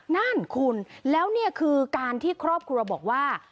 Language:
Thai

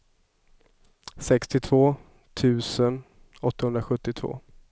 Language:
Swedish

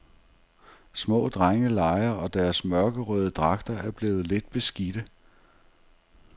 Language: Danish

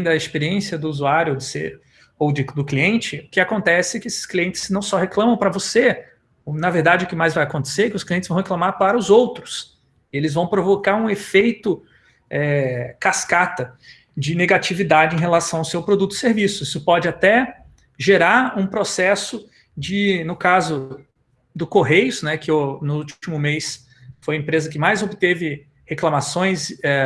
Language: Portuguese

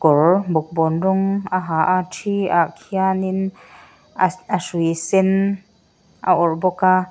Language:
Mizo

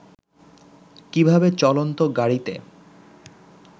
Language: Bangla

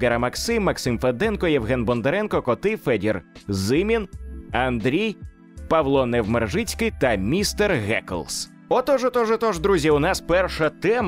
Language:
Ukrainian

